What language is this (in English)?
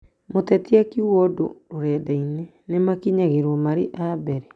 Kikuyu